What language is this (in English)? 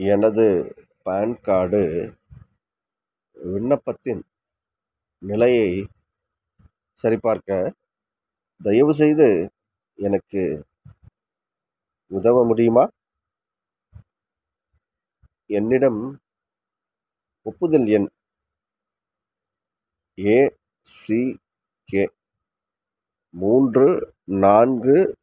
Tamil